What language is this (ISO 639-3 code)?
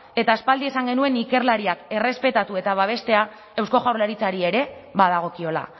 eus